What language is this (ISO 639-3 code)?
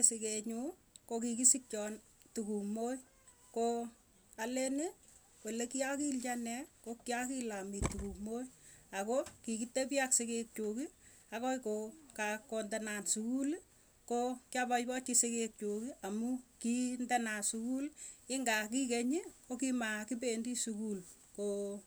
tuy